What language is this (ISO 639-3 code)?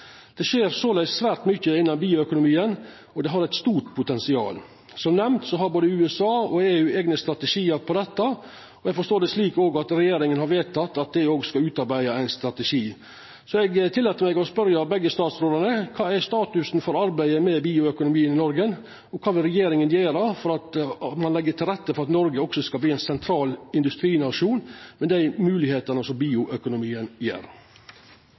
nno